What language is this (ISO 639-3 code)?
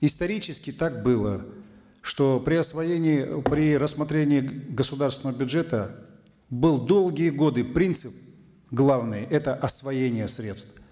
kaz